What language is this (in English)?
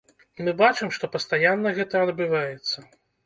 Belarusian